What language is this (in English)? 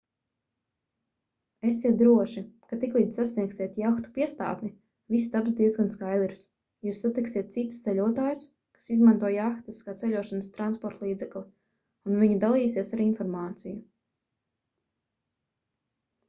Latvian